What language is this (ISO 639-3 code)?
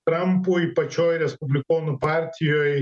lit